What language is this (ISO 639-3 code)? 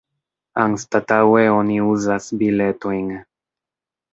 epo